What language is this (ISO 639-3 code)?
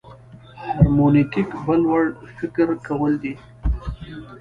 pus